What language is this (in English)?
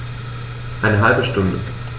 German